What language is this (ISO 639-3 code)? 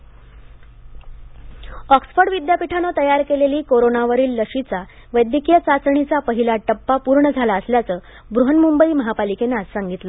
mar